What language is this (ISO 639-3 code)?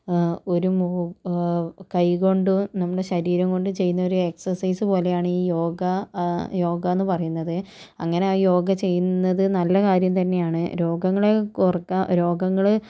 mal